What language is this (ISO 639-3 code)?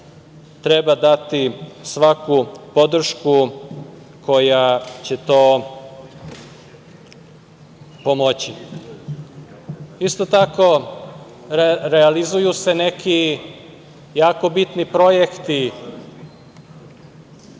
srp